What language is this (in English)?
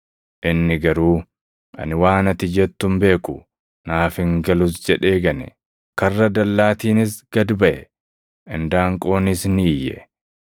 Oromo